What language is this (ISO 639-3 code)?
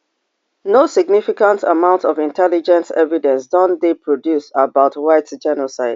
pcm